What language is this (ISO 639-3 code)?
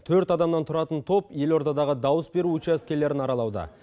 kaz